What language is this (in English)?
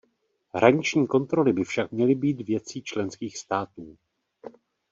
Czech